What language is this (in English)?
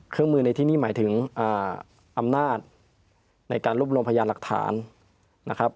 Thai